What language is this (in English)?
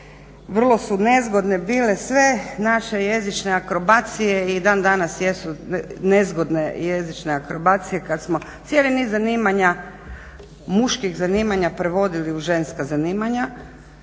Croatian